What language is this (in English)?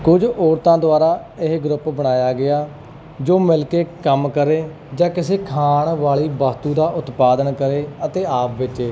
Punjabi